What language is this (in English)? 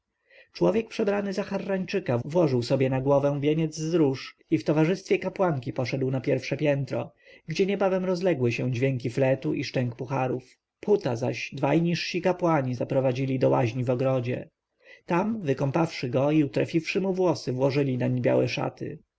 Polish